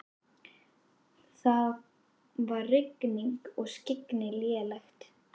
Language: Icelandic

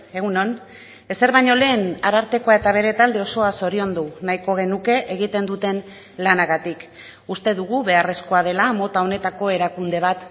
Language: Basque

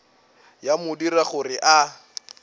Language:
Northern Sotho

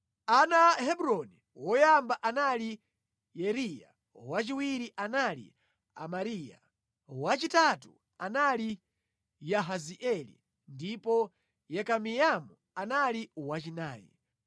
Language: Nyanja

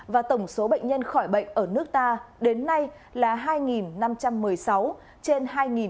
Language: Vietnamese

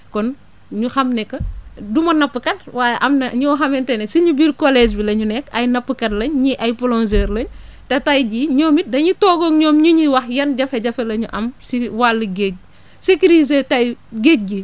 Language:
Wolof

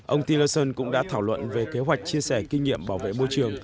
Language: Vietnamese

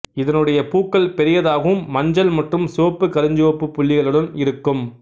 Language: Tamil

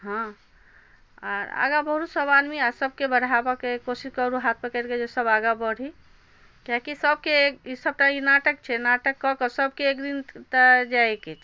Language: Maithili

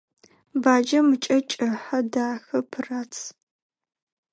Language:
Adyghe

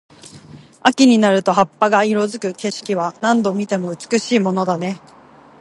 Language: Japanese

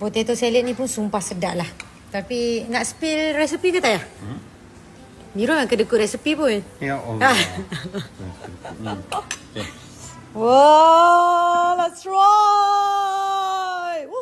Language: Malay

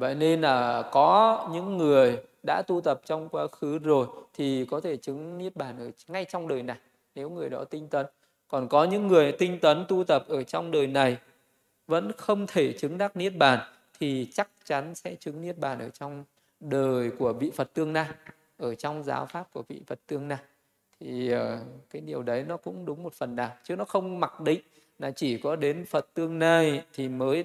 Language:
Vietnamese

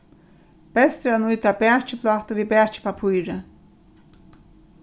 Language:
Faroese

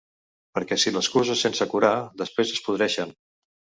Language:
Catalan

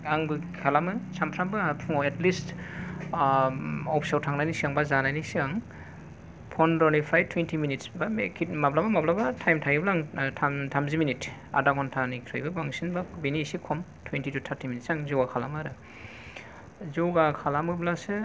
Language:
Bodo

